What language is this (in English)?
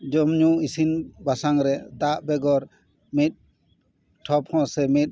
Santali